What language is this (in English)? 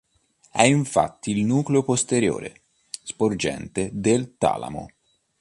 Italian